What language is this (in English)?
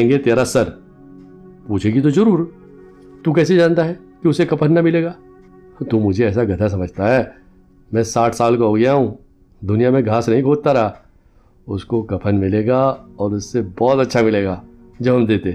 Urdu